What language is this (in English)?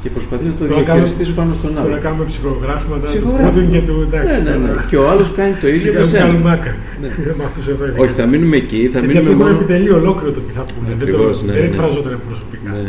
Greek